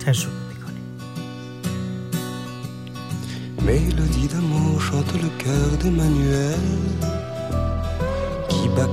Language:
Persian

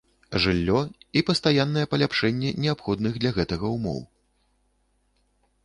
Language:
Belarusian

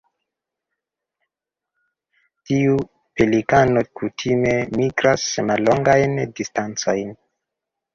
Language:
Esperanto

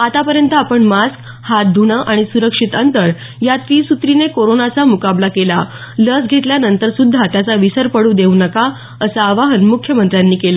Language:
Marathi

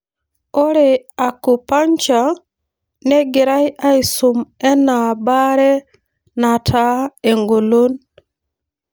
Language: Masai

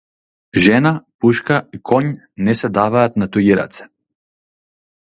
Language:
Macedonian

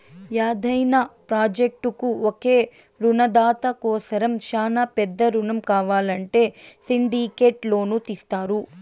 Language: Telugu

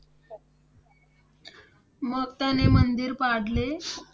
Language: Marathi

